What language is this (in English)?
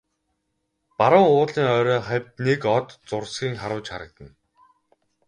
Mongolian